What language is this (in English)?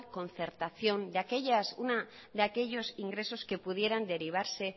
Spanish